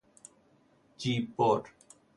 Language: Persian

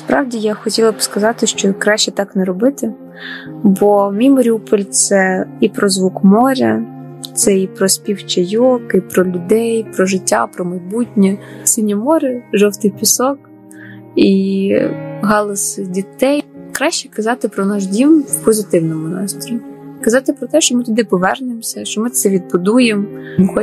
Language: Ukrainian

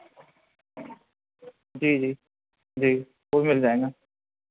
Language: Hindi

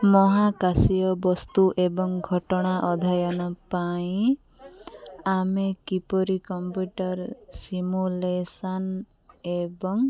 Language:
Odia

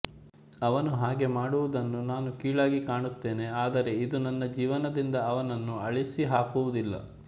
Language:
Kannada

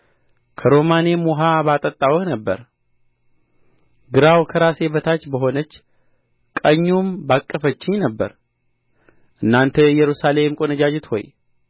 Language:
Amharic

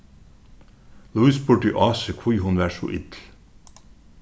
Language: Faroese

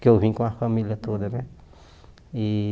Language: Portuguese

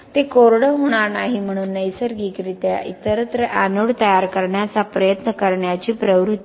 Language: Marathi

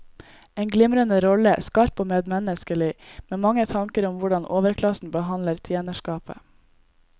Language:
Norwegian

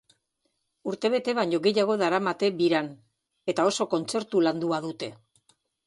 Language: Basque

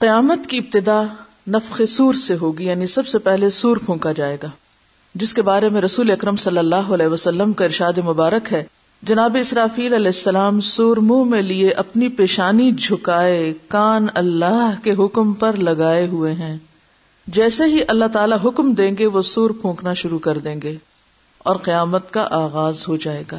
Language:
Urdu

